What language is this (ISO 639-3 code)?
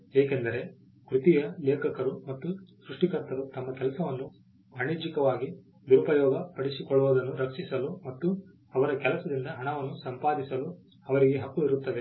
kan